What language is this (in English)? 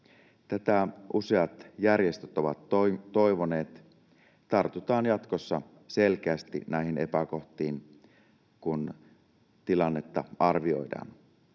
Finnish